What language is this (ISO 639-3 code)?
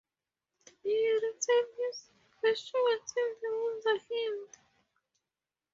eng